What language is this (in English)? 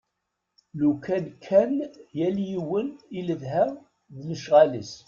Kabyle